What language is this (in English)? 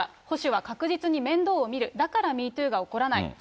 Japanese